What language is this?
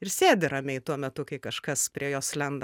Lithuanian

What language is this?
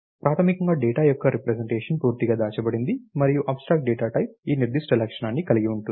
Telugu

